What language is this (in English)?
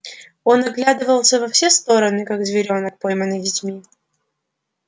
Russian